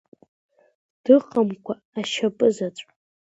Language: Abkhazian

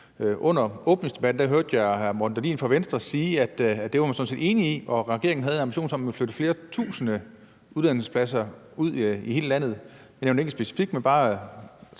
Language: Danish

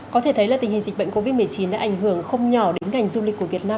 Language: Vietnamese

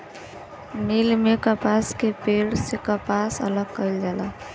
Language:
Bhojpuri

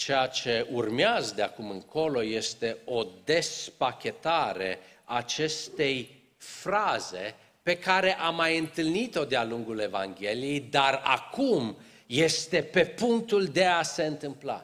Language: Romanian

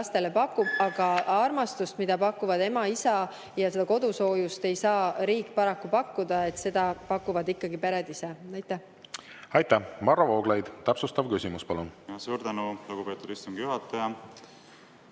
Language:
Estonian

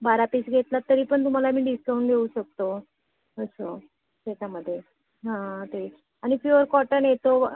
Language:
Marathi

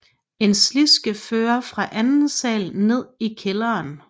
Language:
Danish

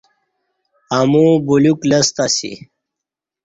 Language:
Kati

